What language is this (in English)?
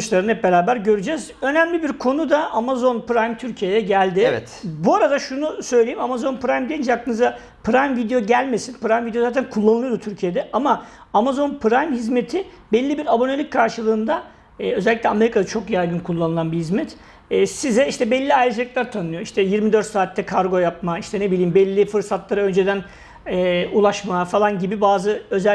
Turkish